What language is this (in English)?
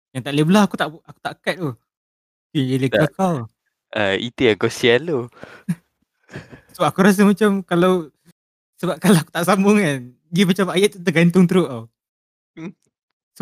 Malay